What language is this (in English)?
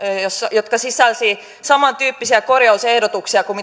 Finnish